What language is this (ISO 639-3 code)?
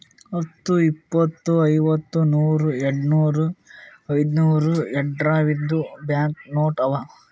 kan